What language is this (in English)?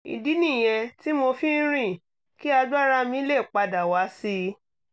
Yoruba